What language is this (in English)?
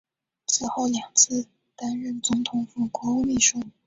Chinese